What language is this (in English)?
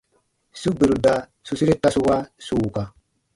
Baatonum